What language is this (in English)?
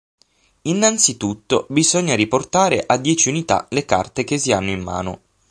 Italian